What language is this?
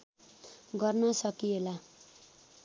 Nepali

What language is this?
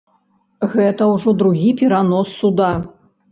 Belarusian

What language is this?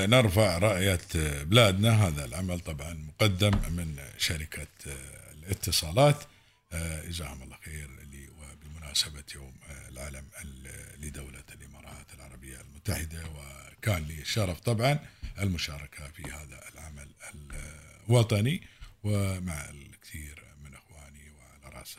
Arabic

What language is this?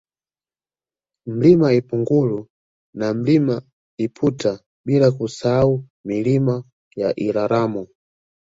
Swahili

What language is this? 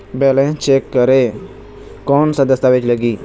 Chhattisgarhi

